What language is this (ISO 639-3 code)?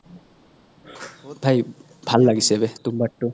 asm